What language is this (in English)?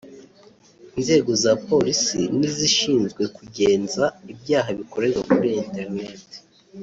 Kinyarwanda